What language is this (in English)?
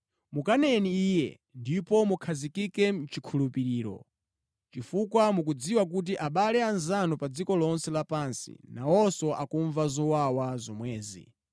Nyanja